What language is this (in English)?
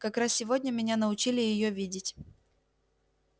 Russian